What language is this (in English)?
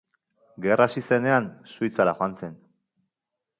Basque